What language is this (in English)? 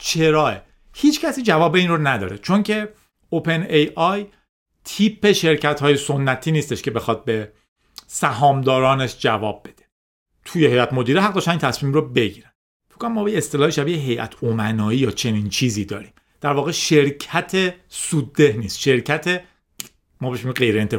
Persian